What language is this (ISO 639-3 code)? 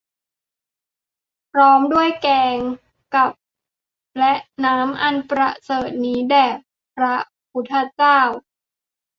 tha